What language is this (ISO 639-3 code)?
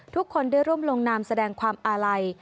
tha